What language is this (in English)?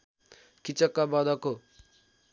Nepali